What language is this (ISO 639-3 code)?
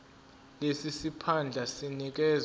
zul